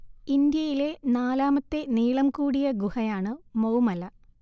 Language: Malayalam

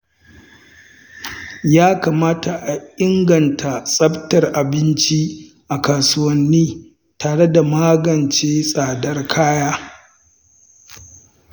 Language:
Hausa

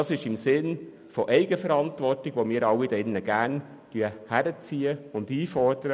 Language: Swiss German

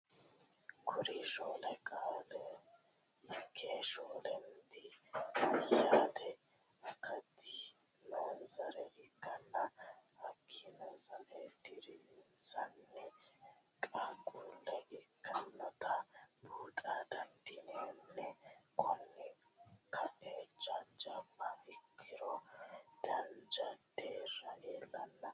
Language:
Sidamo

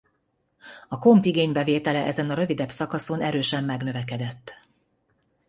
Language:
Hungarian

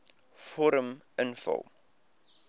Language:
Afrikaans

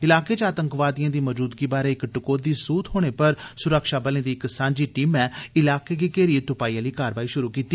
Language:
Dogri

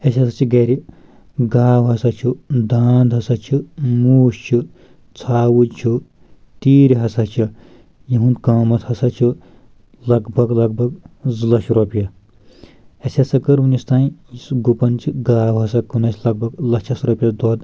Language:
Kashmiri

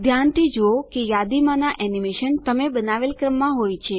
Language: Gujarati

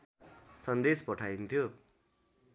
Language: Nepali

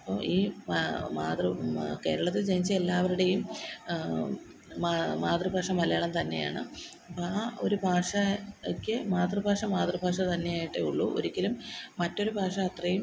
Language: Malayalam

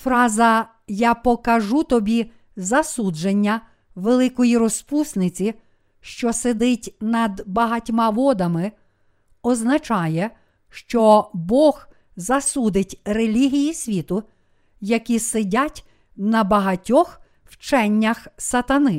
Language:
Ukrainian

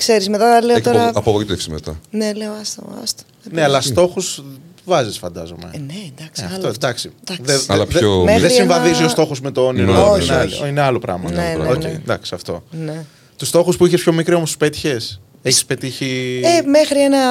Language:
Greek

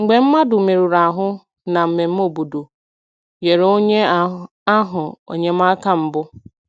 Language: Igbo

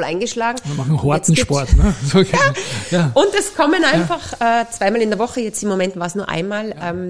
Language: German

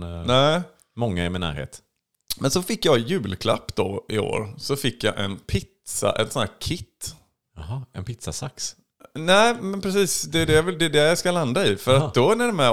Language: Swedish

